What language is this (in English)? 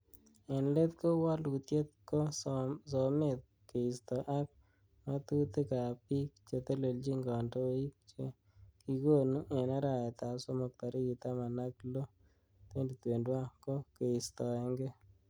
Kalenjin